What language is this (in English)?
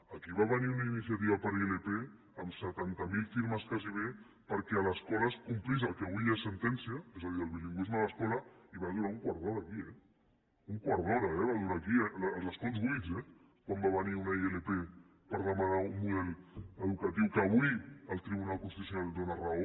Catalan